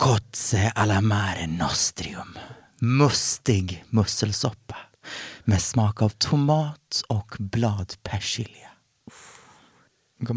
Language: Swedish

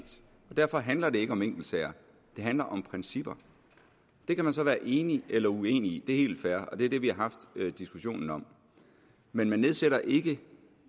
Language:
Danish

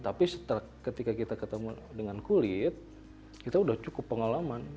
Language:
Indonesian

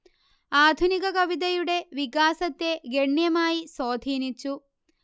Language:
Malayalam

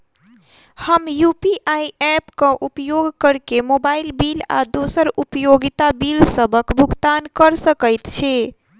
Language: Maithili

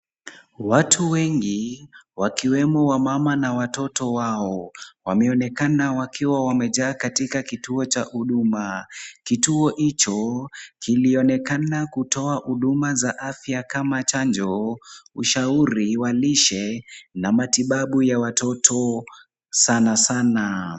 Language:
Swahili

